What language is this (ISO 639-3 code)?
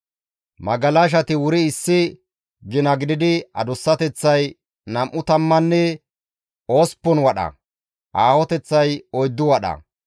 gmv